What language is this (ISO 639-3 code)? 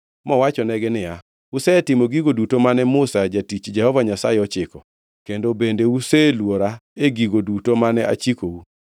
luo